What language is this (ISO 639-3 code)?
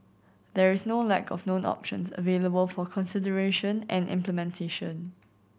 eng